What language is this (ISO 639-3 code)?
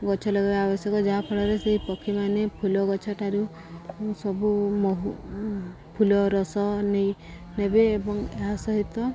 ori